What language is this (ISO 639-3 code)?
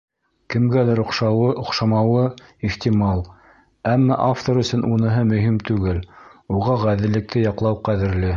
bak